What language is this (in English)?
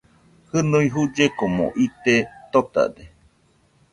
Nüpode Huitoto